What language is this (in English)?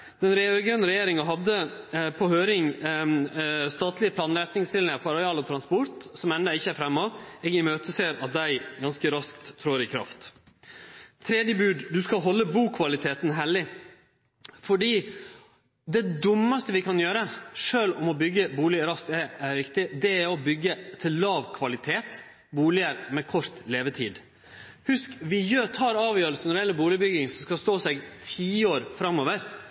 Norwegian Nynorsk